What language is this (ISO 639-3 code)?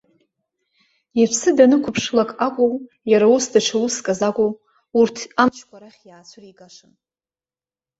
abk